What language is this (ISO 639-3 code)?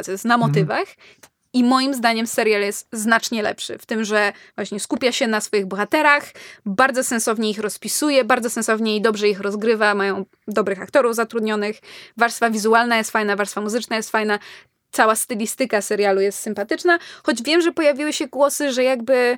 pol